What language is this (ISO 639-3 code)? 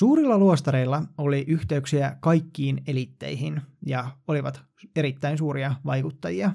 fin